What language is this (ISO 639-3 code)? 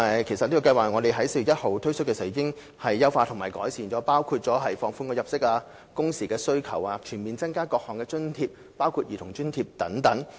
yue